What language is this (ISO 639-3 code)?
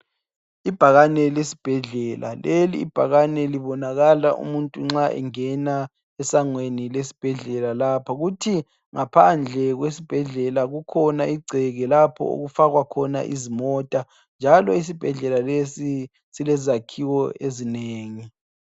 nde